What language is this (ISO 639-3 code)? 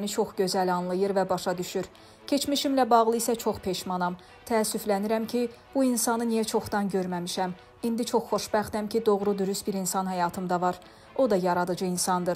tur